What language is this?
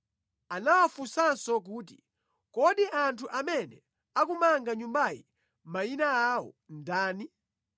Nyanja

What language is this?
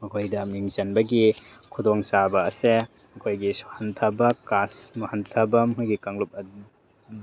Manipuri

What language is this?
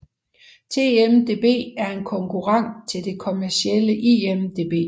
Danish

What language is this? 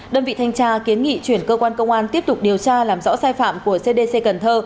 Vietnamese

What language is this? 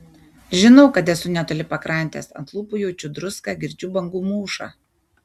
Lithuanian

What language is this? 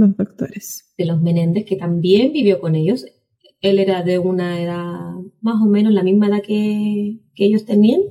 Spanish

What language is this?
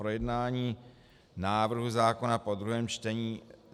Czech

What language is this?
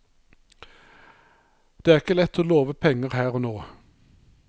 Norwegian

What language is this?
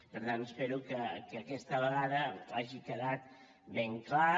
Catalan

